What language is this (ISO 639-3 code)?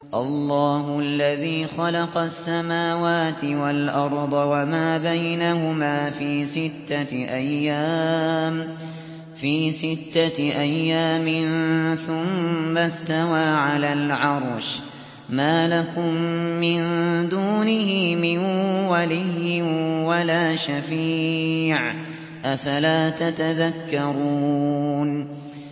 ara